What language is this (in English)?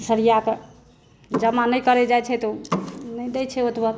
Maithili